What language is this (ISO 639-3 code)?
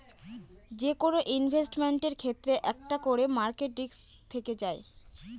ben